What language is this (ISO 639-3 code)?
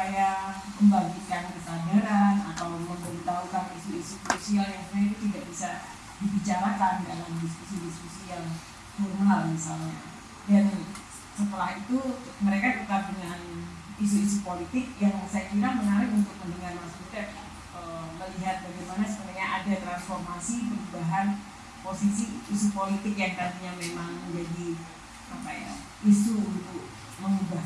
ind